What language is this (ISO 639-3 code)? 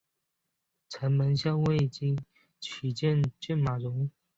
zho